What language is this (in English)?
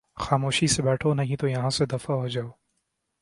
Urdu